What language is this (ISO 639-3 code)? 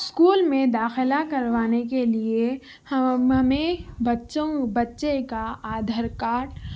urd